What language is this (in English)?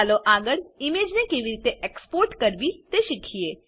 Gujarati